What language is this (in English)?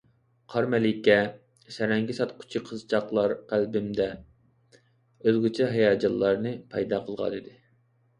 Uyghur